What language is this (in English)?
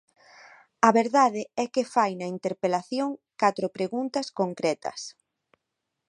Galician